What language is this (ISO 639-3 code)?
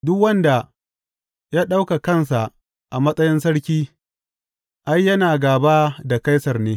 hau